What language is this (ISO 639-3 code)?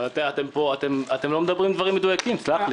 heb